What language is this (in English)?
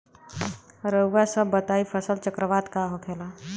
Bhojpuri